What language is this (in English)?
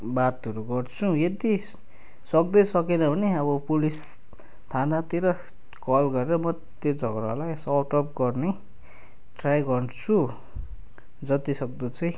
Nepali